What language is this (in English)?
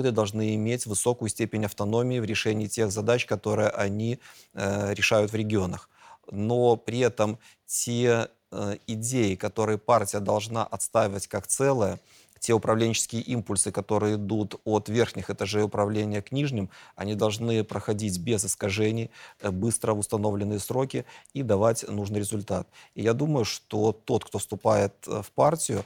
Russian